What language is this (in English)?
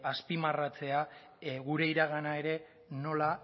Basque